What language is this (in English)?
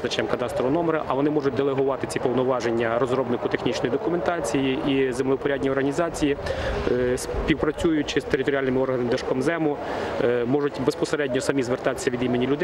Ukrainian